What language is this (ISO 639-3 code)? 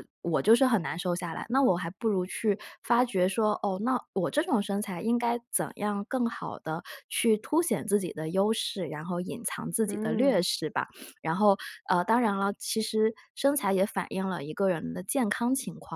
zho